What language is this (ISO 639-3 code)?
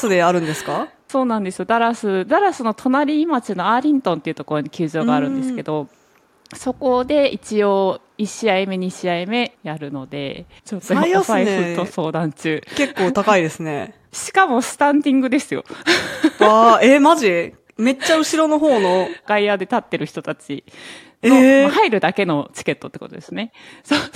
jpn